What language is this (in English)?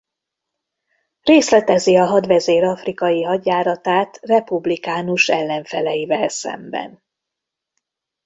Hungarian